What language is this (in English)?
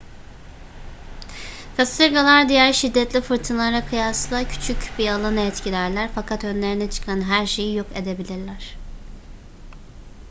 Turkish